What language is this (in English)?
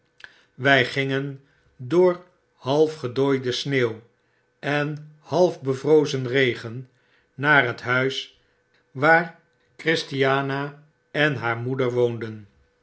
Dutch